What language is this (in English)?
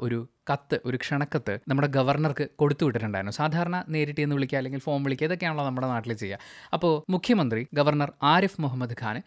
Malayalam